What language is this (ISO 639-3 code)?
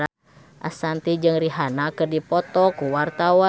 sun